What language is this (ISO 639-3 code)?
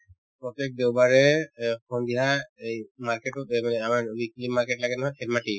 asm